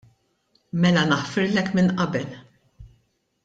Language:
Maltese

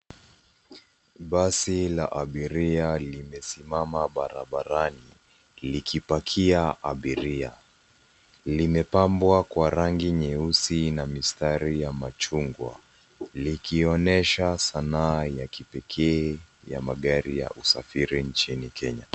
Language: Swahili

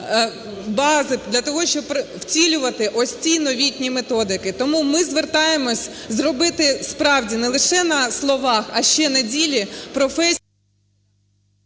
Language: Ukrainian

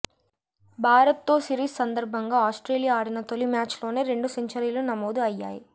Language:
Telugu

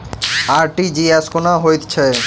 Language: Maithili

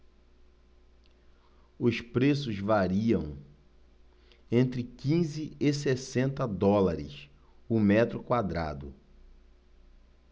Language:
Portuguese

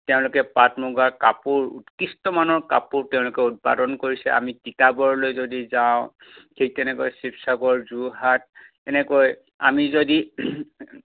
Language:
Assamese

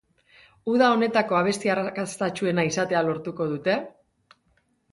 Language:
Basque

